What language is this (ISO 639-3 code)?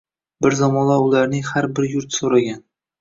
uzb